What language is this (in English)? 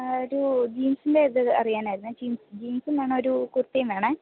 Malayalam